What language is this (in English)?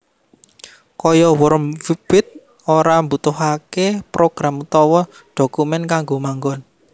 Javanese